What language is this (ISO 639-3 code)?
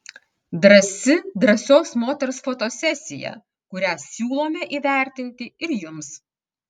lit